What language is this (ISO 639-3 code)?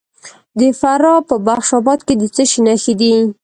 pus